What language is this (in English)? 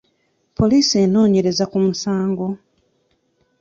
Ganda